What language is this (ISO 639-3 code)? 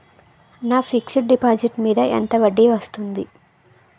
tel